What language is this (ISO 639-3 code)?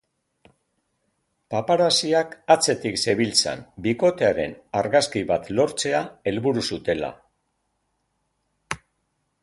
eus